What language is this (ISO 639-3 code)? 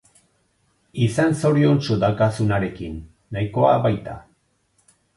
eus